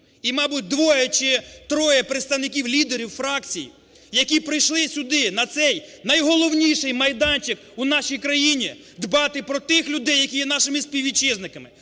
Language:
Ukrainian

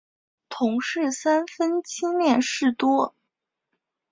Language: Chinese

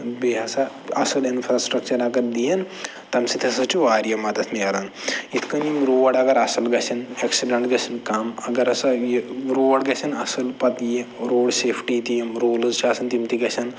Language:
Kashmiri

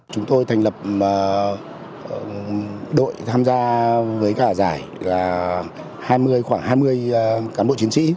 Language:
Vietnamese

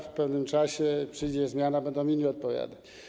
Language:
Polish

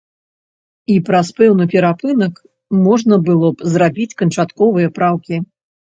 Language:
Belarusian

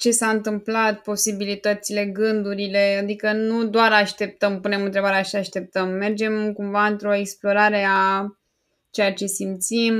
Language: Romanian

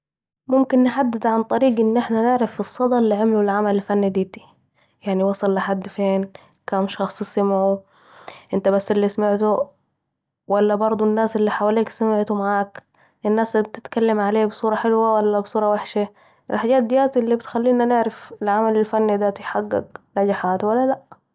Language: Saidi Arabic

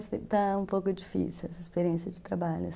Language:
Portuguese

